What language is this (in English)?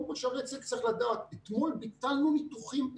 Hebrew